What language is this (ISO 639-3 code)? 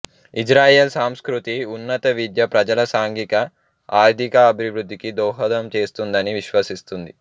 tel